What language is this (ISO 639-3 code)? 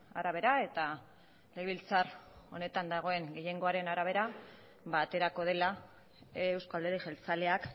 eus